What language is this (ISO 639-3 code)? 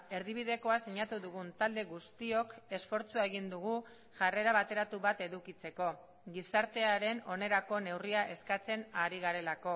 eus